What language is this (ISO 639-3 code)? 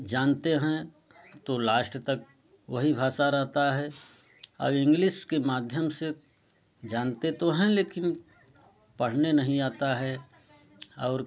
hin